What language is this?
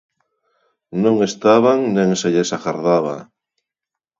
Galician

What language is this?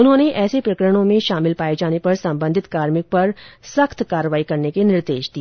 Hindi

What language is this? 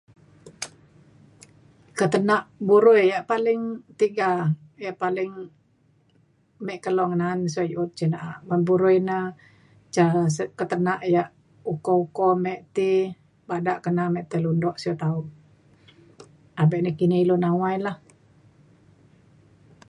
Mainstream Kenyah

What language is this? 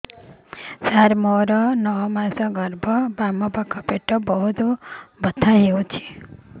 Odia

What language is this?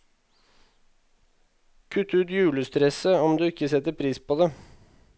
Norwegian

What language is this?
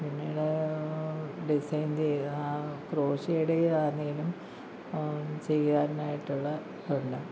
Malayalam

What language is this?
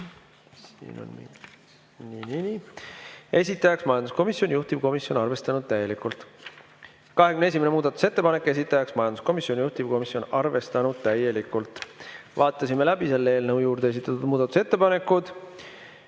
Estonian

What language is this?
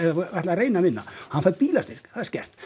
Icelandic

